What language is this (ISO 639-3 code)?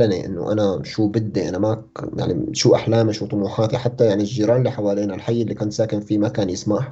ara